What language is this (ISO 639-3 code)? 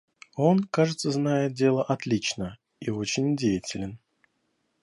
rus